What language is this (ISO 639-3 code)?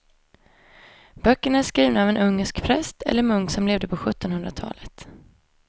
swe